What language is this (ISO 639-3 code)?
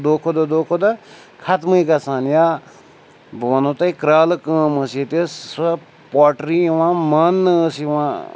kas